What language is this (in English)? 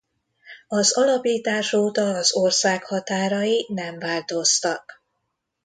Hungarian